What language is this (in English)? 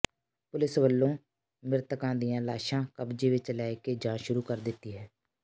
Punjabi